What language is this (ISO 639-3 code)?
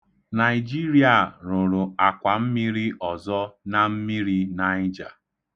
ibo